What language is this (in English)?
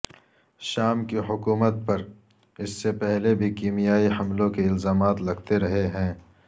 Urdu